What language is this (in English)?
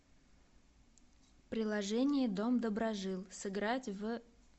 Russian